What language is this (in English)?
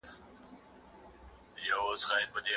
Pashto